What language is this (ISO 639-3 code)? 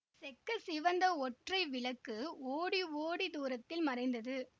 tam